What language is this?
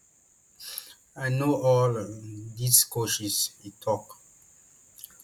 Nigerian Pidgin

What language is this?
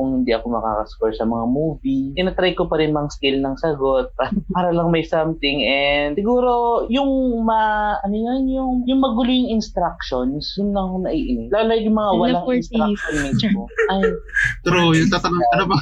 Filipino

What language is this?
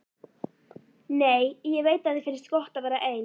Icelandic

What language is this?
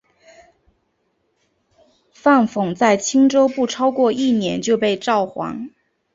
Chinese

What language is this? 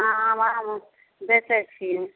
Maithili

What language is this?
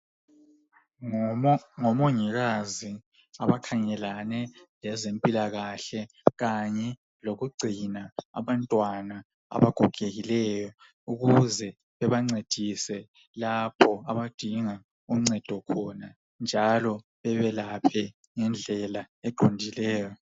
North Ndebele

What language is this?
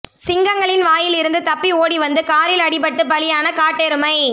Tamil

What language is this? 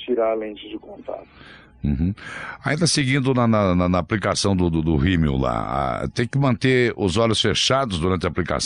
Portuguese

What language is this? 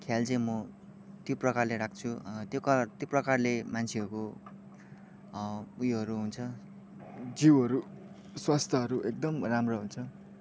Nepali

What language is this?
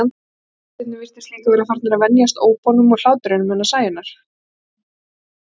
Icelandic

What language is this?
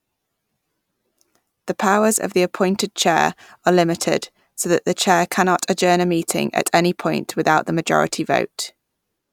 English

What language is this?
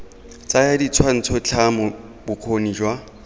Tswana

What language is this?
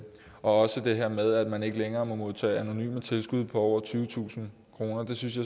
Danish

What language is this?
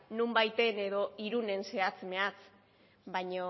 Basque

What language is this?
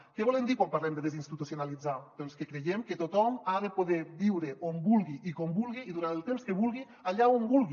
Catalan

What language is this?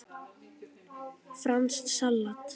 Icelandic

